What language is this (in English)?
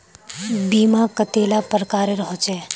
Magahi